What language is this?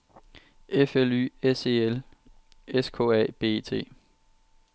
Danish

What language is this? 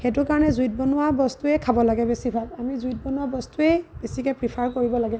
Assamese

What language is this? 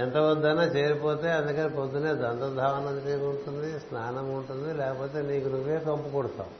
Telugu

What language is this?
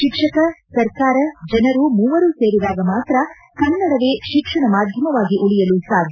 Kannada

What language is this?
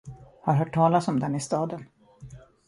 Swedish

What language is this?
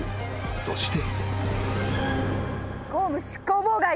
Japanese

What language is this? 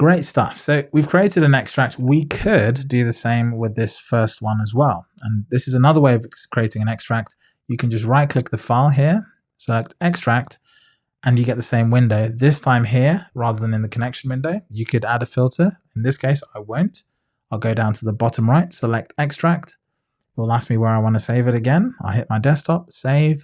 English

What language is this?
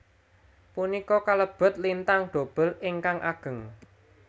Javanese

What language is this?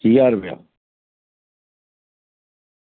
Dogri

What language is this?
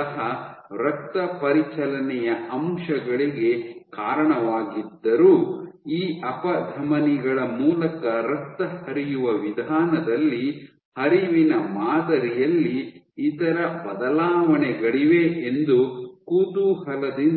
Kannada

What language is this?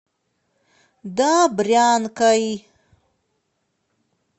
Russian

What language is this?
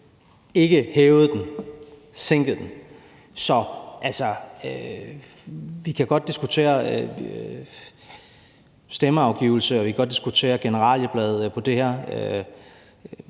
Danish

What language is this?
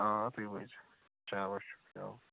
Kashmiri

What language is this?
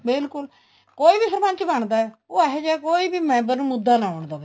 Punjabi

